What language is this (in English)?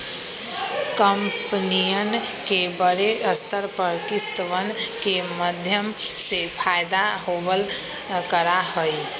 Magahi